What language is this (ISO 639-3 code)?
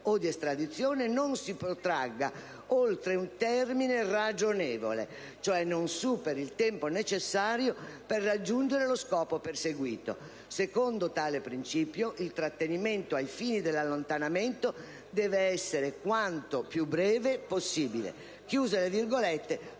ita